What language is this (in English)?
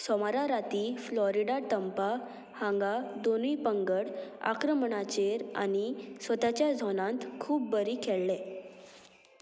Konkani